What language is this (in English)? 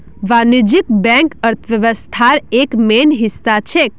Magahi